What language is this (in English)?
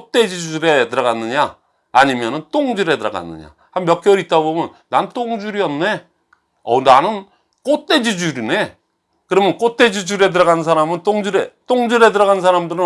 Korean